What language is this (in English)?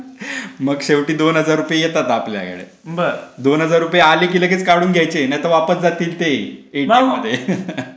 Marathi